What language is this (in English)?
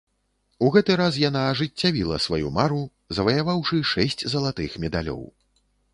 Belarusian